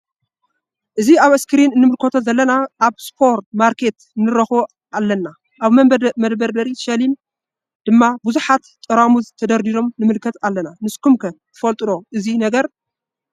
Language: Tigrinya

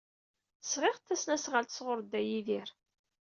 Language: Kabyle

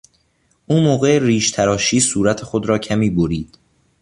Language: Persian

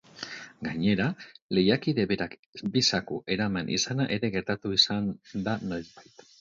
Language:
Basque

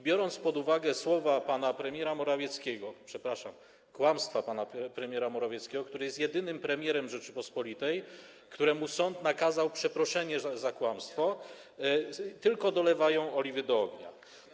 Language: Polish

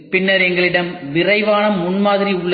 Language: Tamil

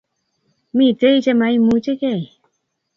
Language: Kalenjin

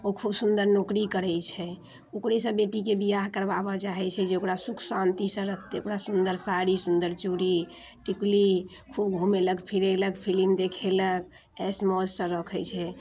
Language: Maithili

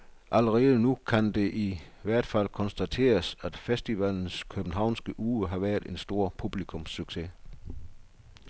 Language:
Danish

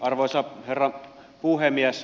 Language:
Finnish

